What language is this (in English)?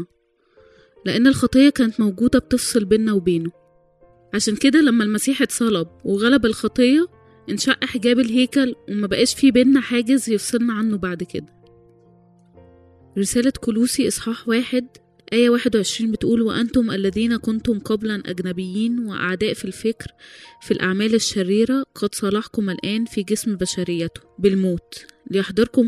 Arabic